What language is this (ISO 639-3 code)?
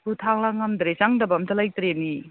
mni